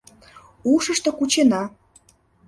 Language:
Mari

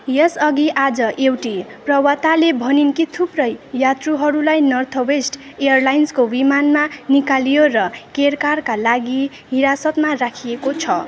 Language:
Nepali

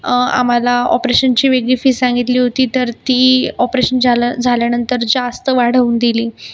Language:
Marathi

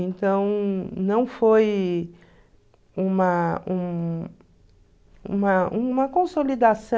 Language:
Portuguese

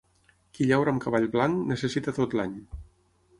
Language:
Catalan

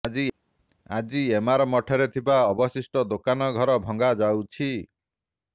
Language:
Odia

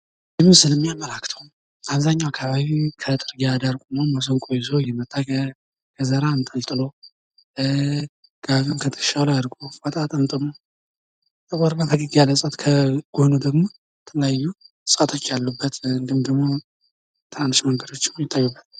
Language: Amharic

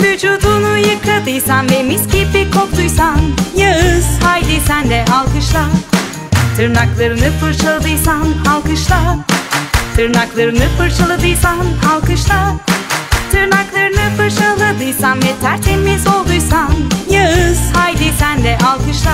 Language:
Turkish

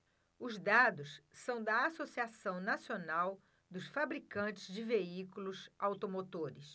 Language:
Portuguese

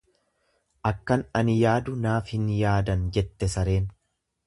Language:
Oromo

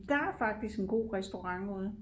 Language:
Danish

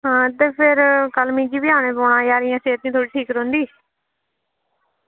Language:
Dogri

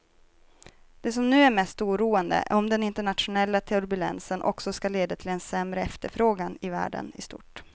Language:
Swedish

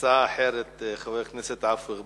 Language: Hebrew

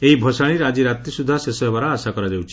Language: Odia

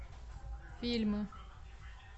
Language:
Russian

